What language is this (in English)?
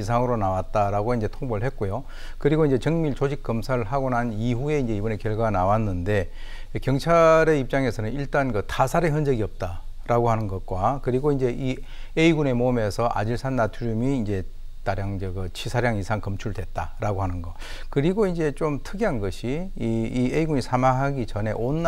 Korean